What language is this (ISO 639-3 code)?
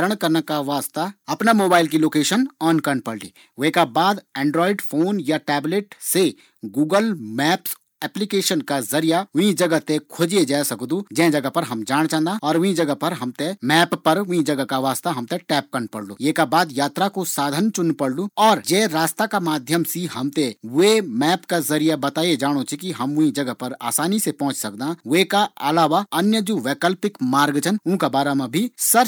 gbm